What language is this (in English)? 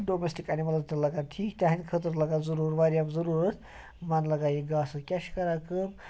Kashmiri